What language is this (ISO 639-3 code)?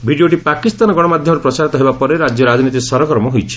ori